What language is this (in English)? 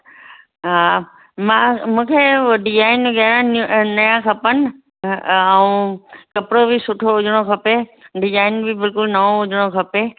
Sindhi